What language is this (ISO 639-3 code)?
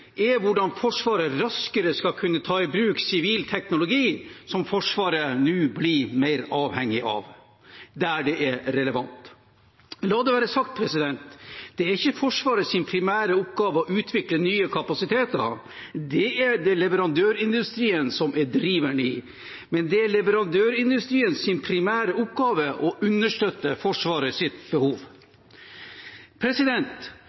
nob